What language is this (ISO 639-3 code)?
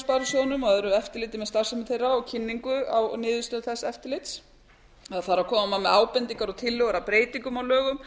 isl